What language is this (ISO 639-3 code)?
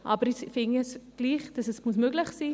gsw